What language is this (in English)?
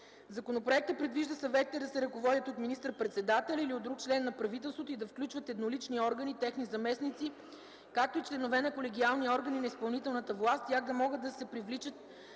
Bulgarian